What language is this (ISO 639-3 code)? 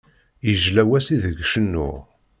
kab